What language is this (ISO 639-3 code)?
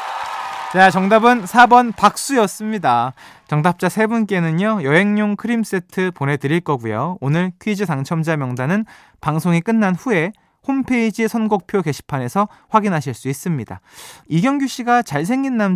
kor